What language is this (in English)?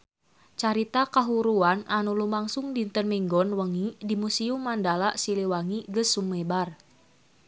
Sundanese